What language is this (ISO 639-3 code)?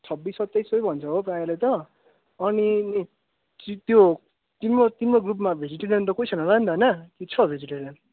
nep